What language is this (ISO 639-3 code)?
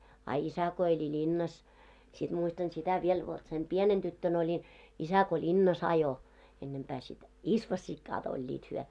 fin